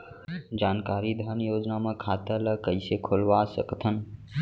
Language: Chhattisgarhi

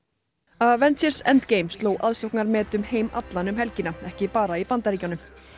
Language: Icelandic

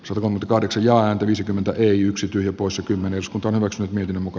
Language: Finnish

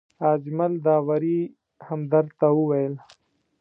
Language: Pashto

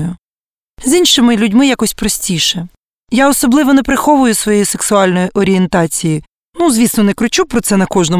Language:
Ukrainian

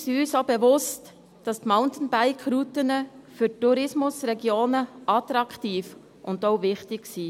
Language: Swiss German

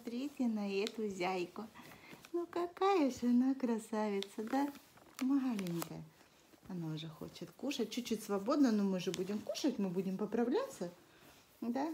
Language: Russian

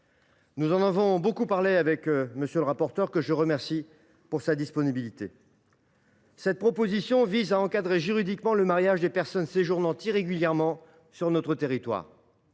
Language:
French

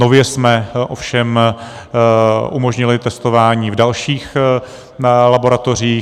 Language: Czech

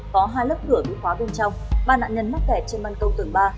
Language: Vietnamese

